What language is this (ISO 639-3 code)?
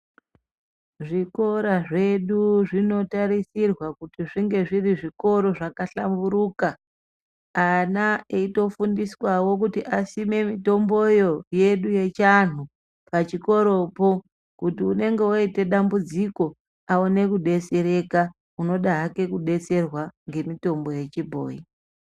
ndc